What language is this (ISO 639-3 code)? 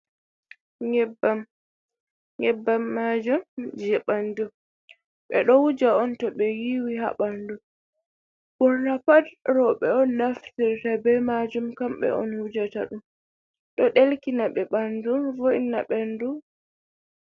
ful